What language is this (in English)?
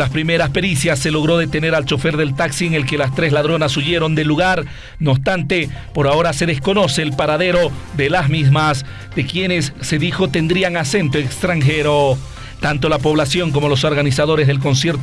Spanish